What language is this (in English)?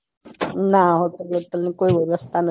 Gujarati